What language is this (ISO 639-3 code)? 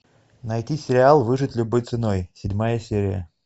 rus